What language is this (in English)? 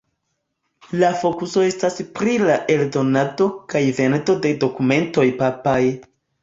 Esperanto